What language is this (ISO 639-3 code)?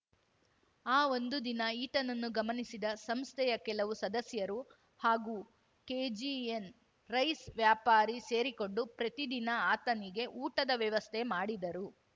kan